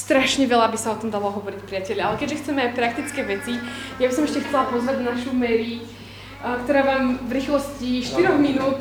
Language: Slovak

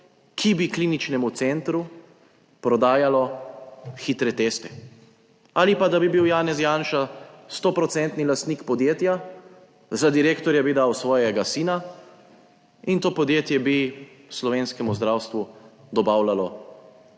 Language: Slovenian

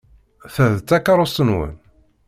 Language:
Kabyle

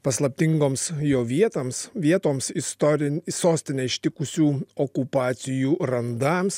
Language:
Lithuanian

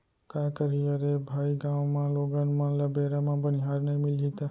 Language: Chhattisgarhi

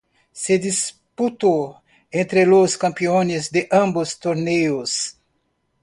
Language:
Spanish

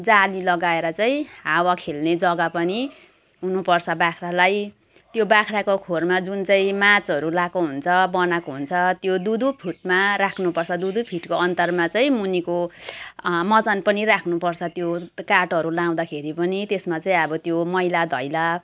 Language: Nepali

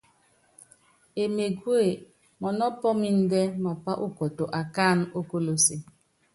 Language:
Yangben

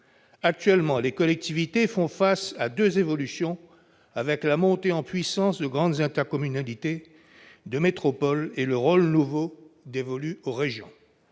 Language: French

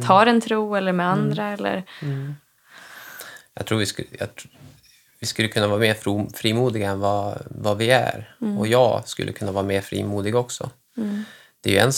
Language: Swedish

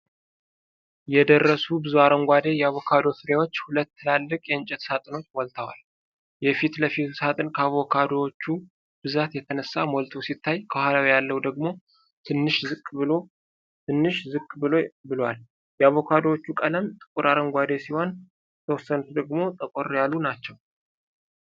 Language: Amharic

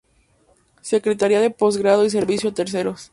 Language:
Spanish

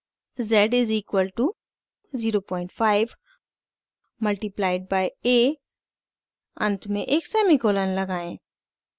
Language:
Hindi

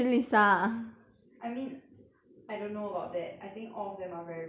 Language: English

